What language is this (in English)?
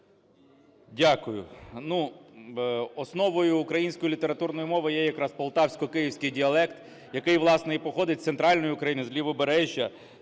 Ukrainian